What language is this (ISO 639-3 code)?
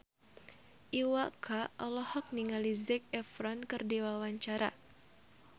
sun